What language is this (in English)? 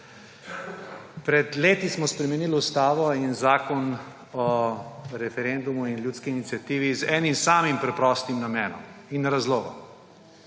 Slovenian